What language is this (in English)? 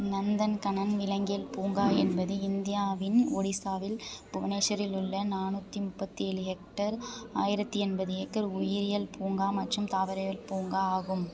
Tamil